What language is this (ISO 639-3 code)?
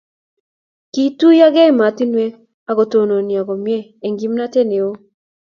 kln